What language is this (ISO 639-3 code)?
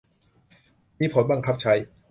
tha